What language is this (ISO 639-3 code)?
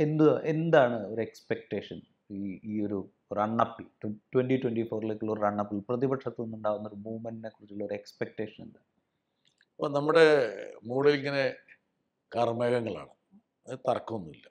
mal